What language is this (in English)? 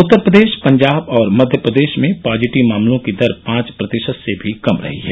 Hindi